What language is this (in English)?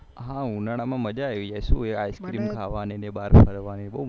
Gujarati